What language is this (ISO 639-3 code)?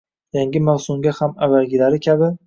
uzb